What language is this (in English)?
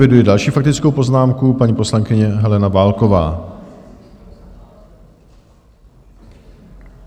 Czech